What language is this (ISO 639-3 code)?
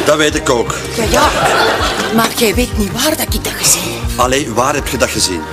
nld